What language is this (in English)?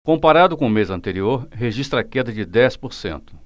Portuguese